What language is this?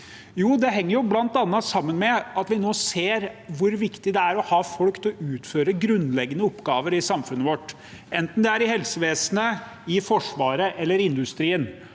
Norwegian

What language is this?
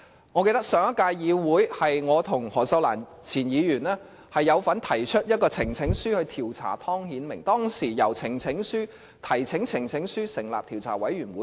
Cantonese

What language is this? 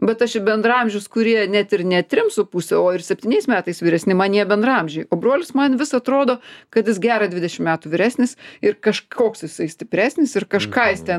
Lithuanian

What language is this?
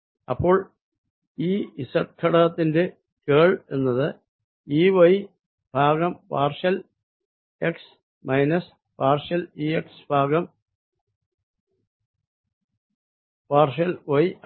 Malayalam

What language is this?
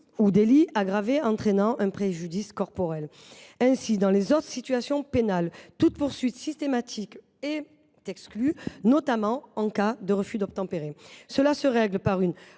French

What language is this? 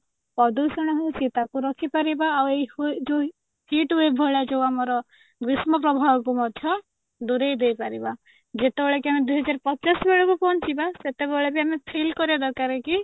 Odia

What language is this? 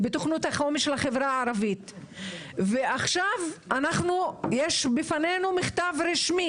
Hebrew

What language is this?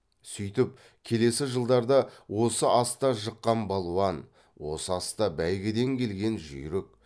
Kazakh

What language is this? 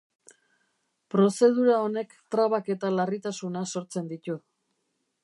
Basque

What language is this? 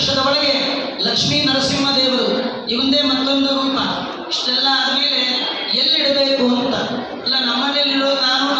Kannada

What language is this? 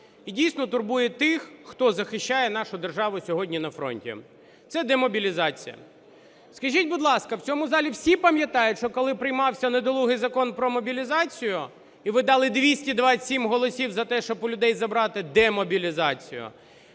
Ukrainian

